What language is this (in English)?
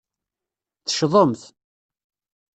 Kabyle